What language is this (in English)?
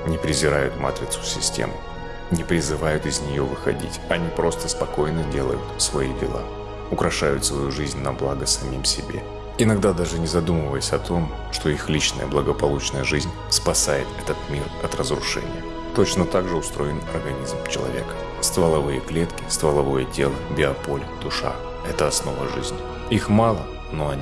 Russian